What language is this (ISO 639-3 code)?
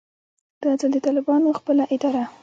pus